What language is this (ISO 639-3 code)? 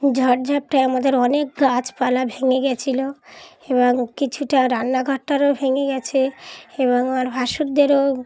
ben